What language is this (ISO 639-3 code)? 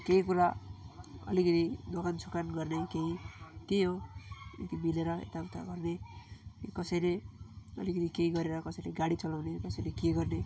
nep